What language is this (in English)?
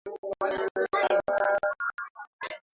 Swahili